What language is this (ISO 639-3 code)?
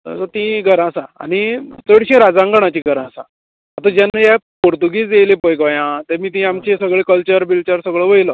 kok